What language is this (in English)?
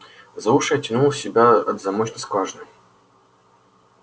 Russian